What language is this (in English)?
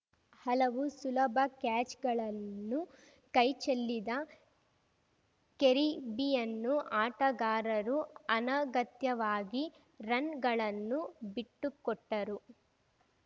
Kannada